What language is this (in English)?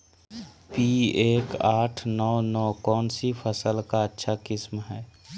Magahi